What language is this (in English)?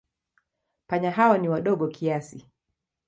Swahili